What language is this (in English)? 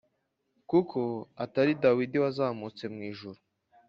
Kinyarwanda